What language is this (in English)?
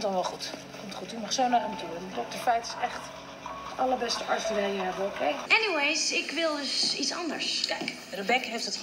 Dutch